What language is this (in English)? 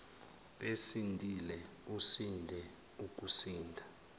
Zulu